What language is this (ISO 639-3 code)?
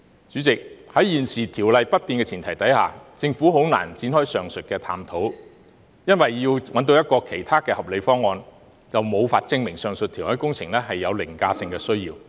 yue